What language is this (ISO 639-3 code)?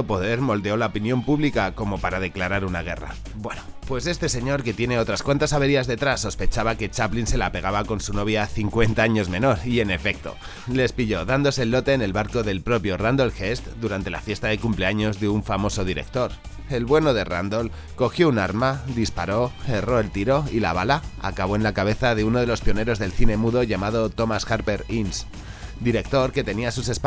spa